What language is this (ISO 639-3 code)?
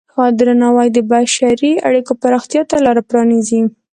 pus